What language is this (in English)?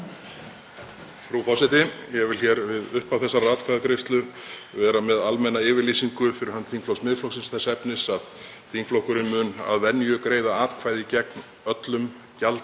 Icelandic